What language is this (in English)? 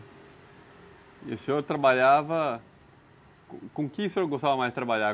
Portuguese